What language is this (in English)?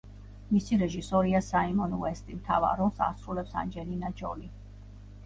Georgian